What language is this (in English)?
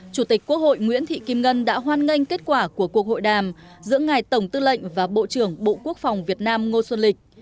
Vietnamese